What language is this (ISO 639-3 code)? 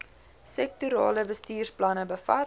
afr